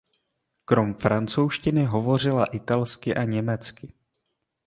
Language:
Czech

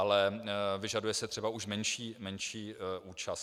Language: Czech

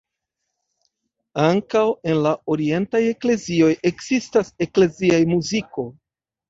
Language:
Esperanto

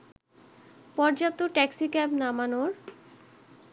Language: Bangla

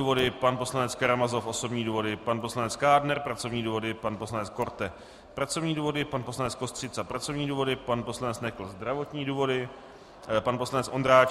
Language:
Czech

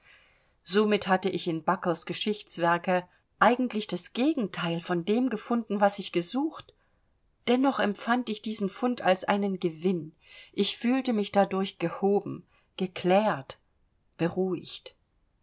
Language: German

